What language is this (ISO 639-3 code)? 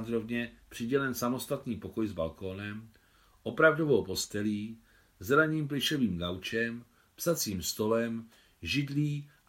ces